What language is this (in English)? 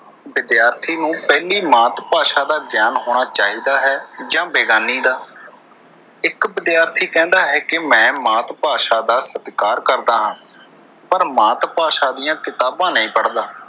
Punjabi